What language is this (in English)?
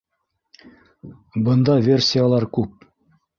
Bashkir